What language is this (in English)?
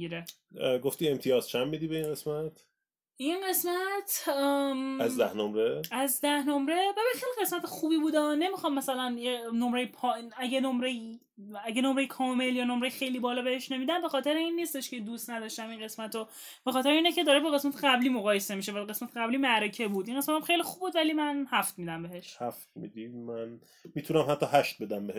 Persian